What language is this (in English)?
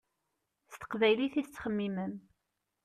Kabyle